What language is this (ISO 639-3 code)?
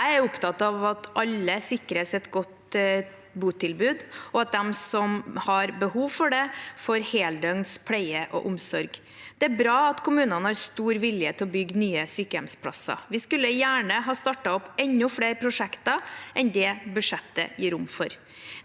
nor